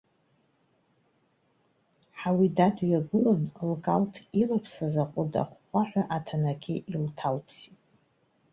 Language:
Abkhazian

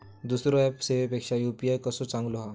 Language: Marathi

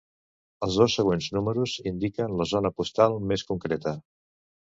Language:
Catalan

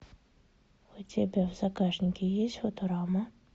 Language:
Russian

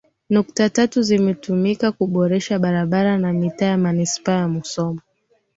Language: Swahili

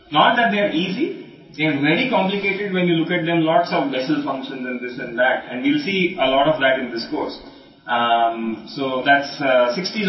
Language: Telugu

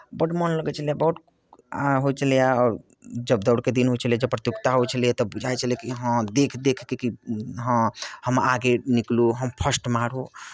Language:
Maithili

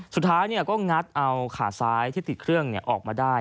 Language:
Thai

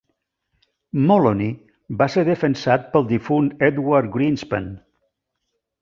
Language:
Catalan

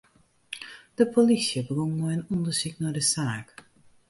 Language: Western Frisian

